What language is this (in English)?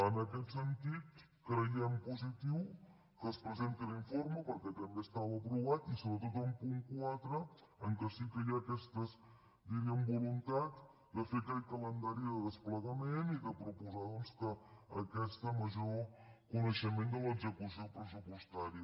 Catalan